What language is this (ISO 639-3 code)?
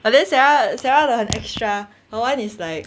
eng